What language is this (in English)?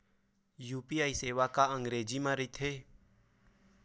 Chhattisgarhi